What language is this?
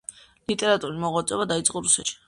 Georgian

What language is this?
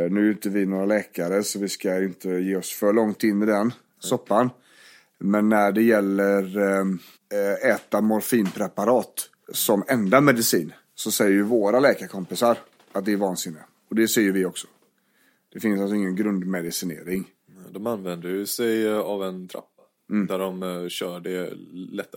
Swedish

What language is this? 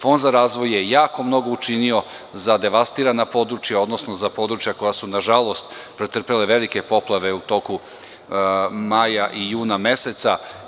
Serbian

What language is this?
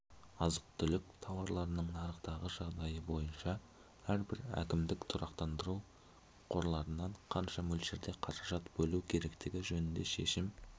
Kazakh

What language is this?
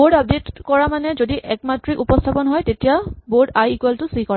Assamese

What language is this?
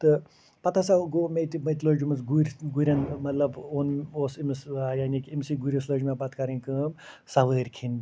Kashmiri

